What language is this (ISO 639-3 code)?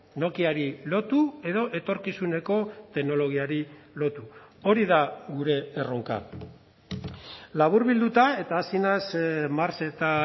eus